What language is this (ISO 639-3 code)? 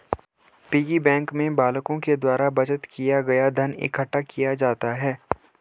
hin